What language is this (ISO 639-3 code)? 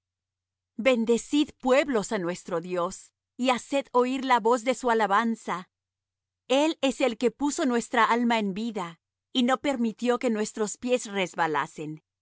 spa